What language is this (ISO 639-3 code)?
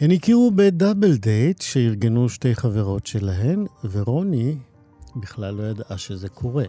heb